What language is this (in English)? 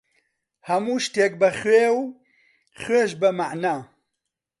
Central Kurdish